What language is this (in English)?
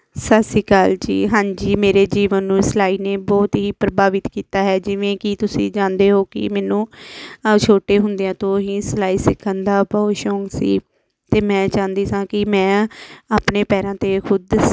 Punjabi